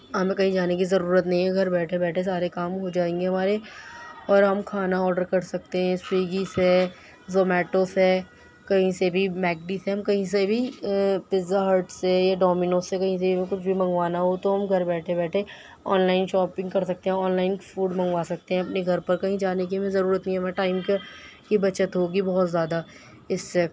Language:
Urdu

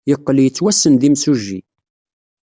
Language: Kabyle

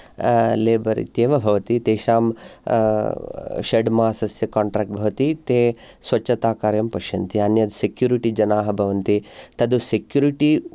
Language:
Sanskrit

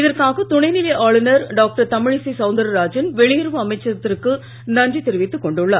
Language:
Tamil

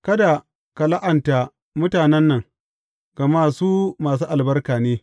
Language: Hausa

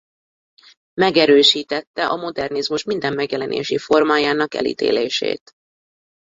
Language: Hungarian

